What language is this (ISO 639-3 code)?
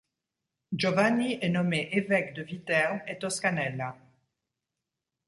fra